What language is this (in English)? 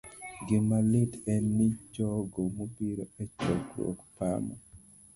Luo (Kenya and Tanzania)